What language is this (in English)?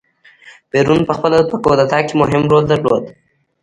Pashto